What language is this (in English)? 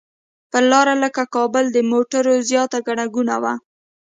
Pashto